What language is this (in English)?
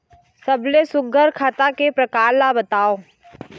Chhattisgarhi